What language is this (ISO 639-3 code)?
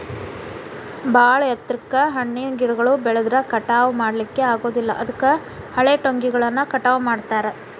kan